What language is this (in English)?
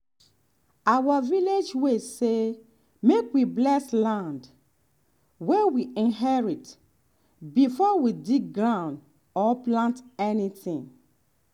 Nigerian Pidgin